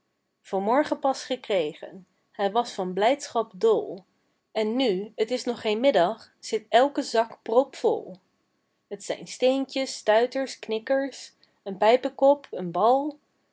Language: Dutch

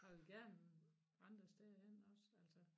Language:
Danish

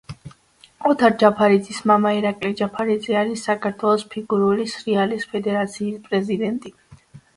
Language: Georgian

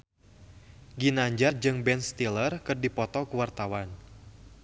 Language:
Sundanese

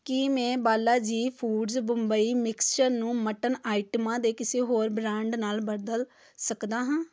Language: Punjabi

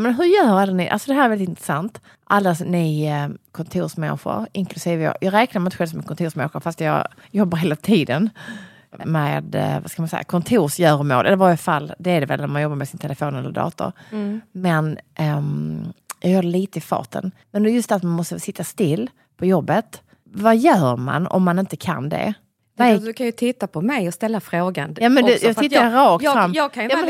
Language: Swedish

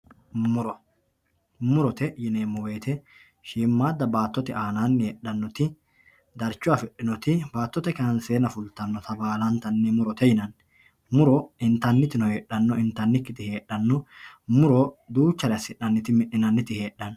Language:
Sidamo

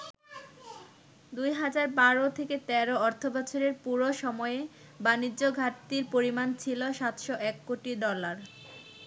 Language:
Bangla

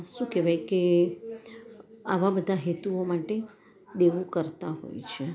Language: Gujarati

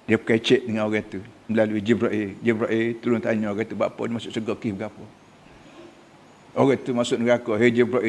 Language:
Malay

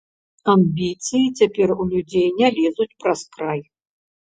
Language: Belarusian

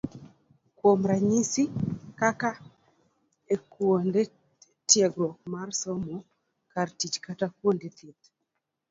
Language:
Luo (Kenya and Tanzania)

